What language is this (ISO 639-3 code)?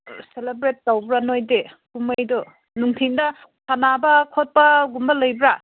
mni